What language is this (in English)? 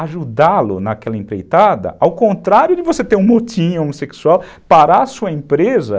Portuguese